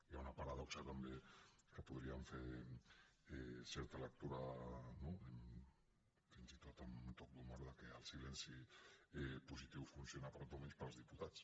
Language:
Catalan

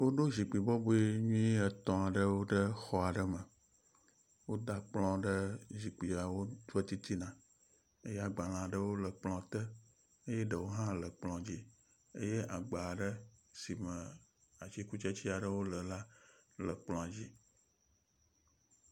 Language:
Ewe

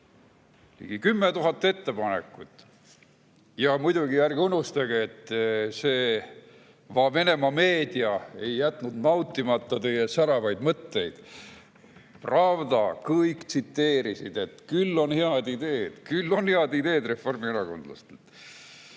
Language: Estonian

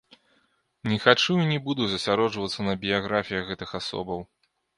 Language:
Belarusian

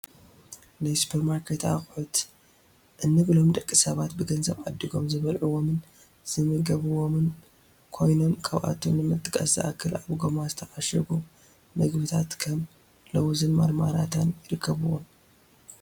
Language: Tigrinya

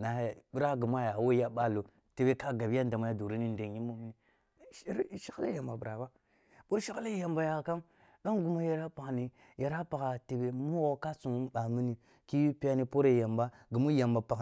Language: Kulung (Nigeria)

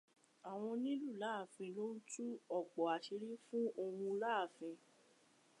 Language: Yoruba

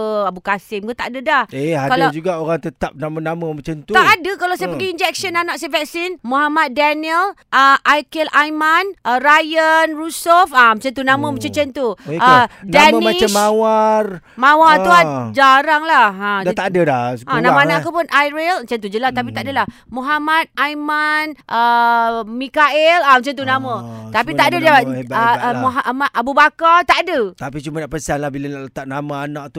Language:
Malay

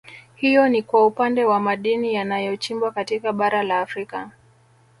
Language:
Swahili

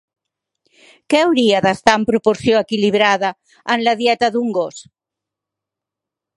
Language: Catalan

